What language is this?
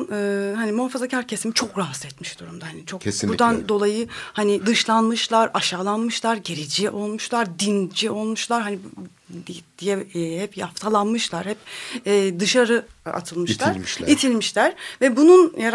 Turkish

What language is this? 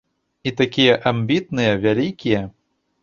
Belarusian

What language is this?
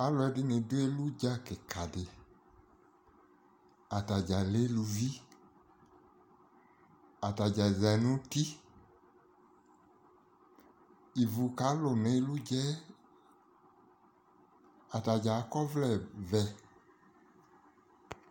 Ikposo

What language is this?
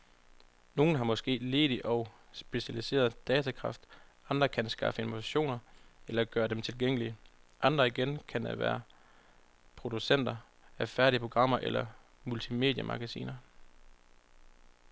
Danish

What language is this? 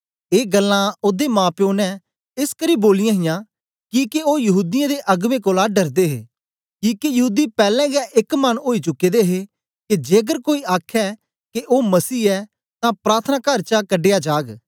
Dogri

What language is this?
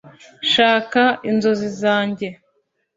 Kinyarwanda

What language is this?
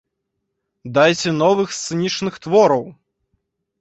Belarusian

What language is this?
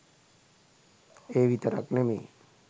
Sinhala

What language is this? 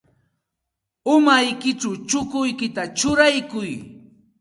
Santa Ana de Tusi Pasco Quechua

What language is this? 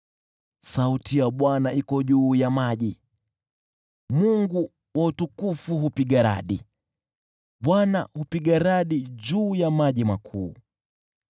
Swahili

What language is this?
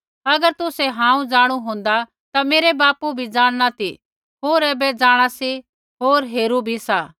Kullu Pahari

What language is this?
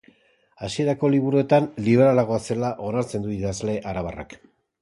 Basque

